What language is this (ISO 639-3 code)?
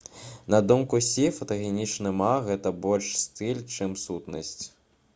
bel